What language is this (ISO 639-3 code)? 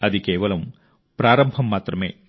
tel